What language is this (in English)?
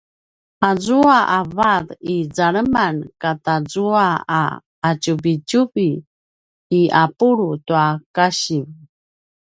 Paiwan